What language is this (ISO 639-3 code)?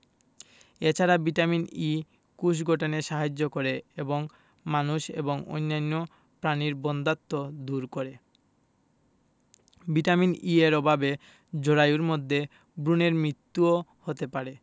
ben